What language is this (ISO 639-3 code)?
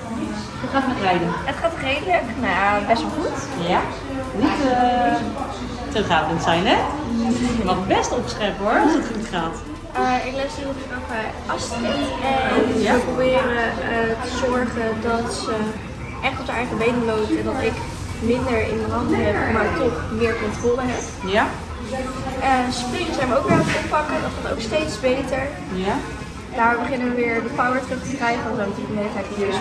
nld